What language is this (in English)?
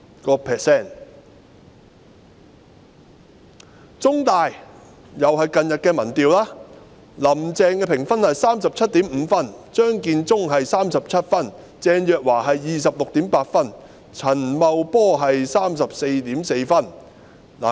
Cantonese